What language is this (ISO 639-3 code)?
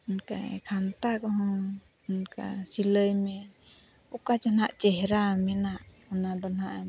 sat